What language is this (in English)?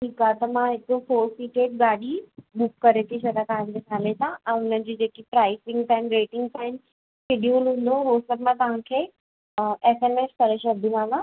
Sindhi